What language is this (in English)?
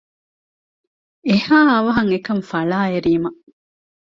Divehi